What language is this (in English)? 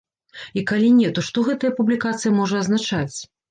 Belarusian